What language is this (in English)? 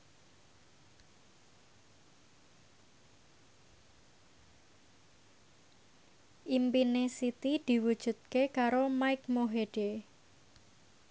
Javanese